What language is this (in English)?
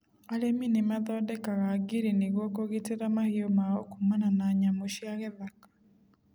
Kikuyu